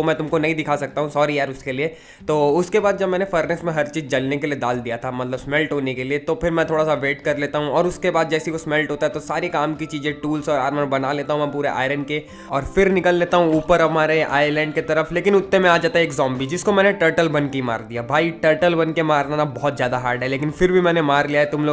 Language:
Hindi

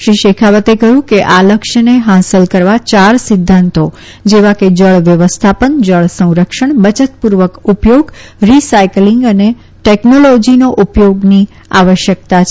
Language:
Gujarati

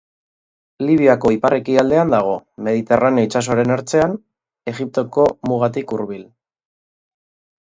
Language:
Basque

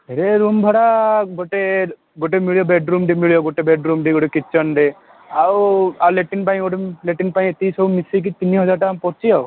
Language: Odia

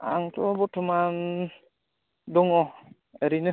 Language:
Bodo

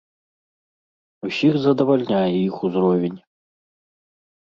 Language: Belarusian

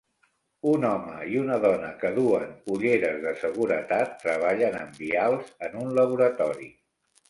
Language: Catalan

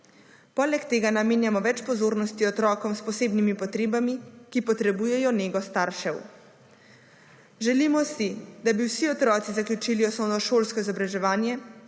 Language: Slovenian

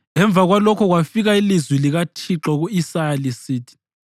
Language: North Ndebele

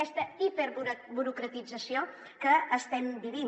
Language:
Catalan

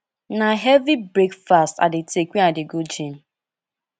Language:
Nigerian Pidgin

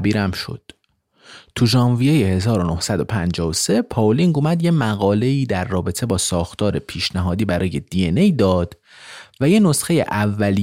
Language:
Persian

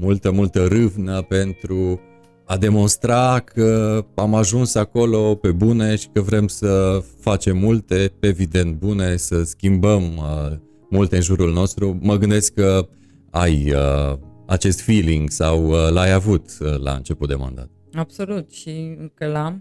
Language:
Romanian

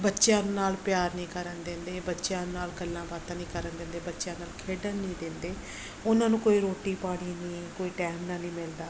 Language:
Punjabi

